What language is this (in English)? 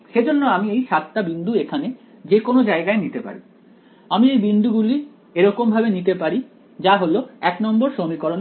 Bangla